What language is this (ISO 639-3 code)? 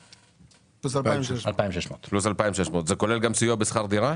heb